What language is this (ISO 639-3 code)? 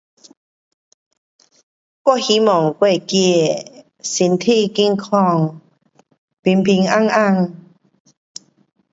cpx